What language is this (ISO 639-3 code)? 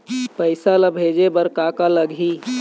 hne